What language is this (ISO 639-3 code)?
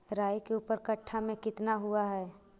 mag